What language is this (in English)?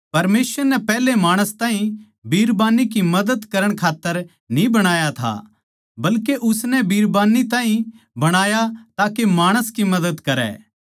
Haryanvi